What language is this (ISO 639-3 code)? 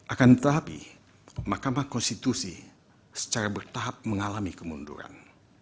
ind